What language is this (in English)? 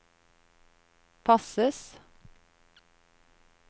Norwegian